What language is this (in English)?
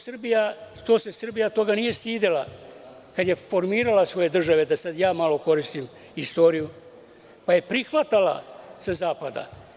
Serbian